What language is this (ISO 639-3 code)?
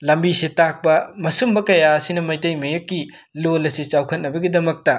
mni